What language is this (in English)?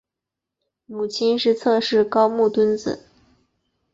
Chinese